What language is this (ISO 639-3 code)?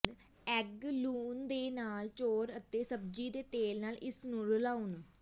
pan